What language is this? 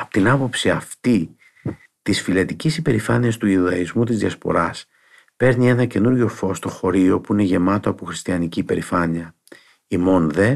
Greek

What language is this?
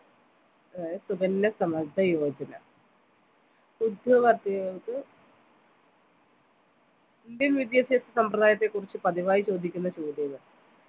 Malayalam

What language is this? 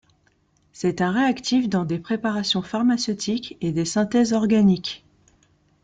French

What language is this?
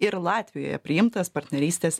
Lithuanian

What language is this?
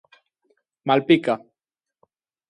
Galician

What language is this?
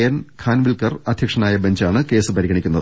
Malayalam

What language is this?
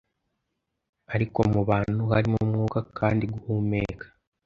Kinyarwanda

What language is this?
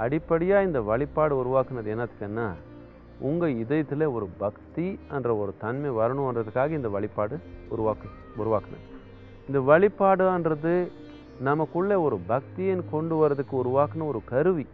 Tamil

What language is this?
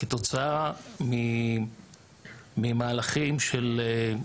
Hebrew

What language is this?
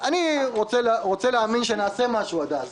Hebrew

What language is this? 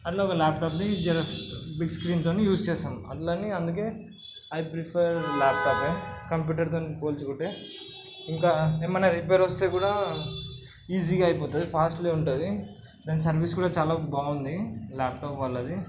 Telugu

